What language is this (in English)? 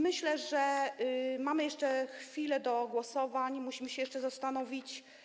Polish